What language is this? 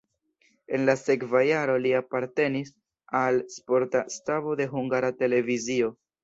Esperanto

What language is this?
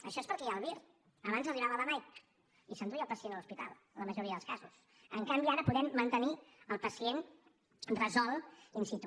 Catalan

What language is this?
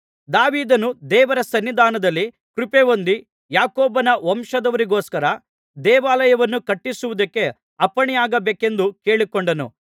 Kannada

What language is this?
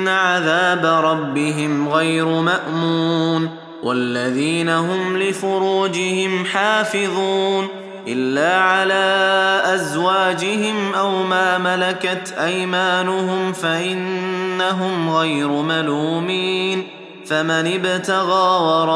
Arabic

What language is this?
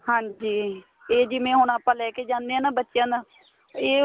Punjabi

